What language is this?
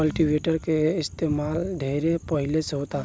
Bhojpuri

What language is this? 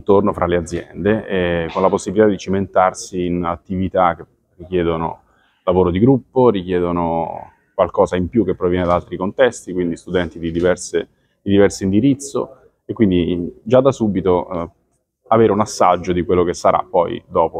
Italian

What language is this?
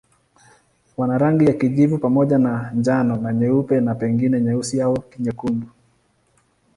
Swahili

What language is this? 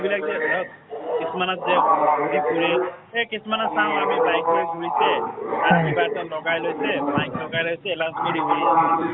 Assamese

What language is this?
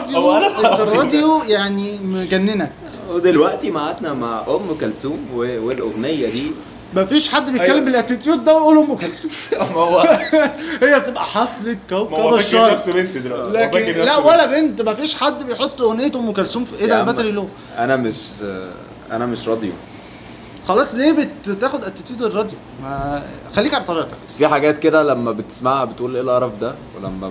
Arabic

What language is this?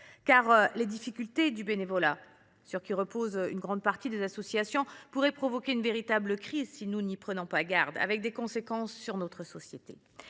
French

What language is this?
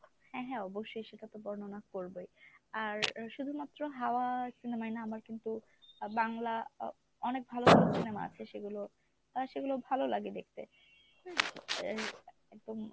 Bangla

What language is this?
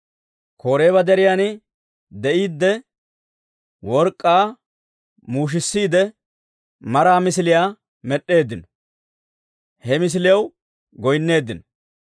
Dawro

